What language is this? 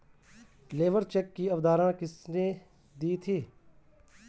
Hindi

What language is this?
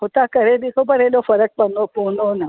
Sindhi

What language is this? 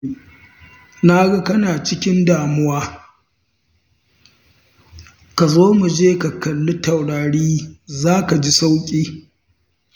Hausa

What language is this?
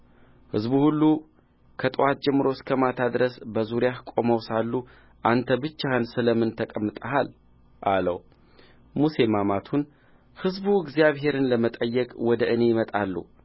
Amharic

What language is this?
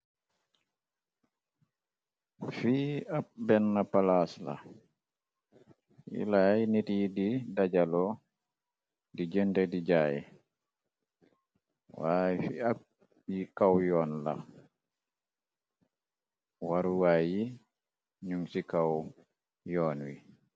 Wolof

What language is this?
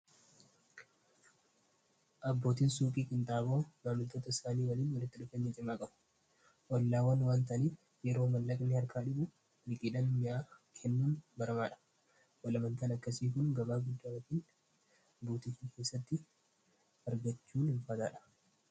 Oromo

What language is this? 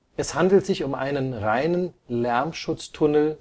German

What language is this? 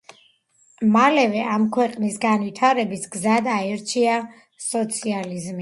Georgian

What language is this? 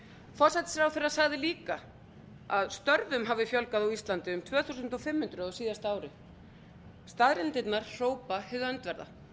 Icelandic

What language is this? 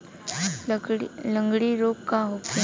Bhojpuri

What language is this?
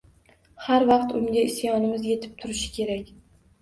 Uzbek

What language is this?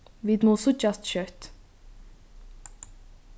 Faroese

